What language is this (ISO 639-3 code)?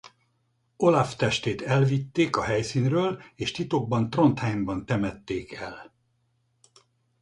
hun